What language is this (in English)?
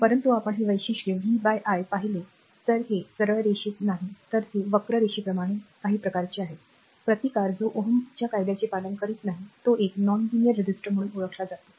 Marathi